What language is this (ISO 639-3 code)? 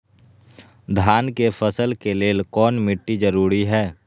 mag